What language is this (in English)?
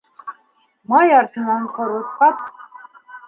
Bashkir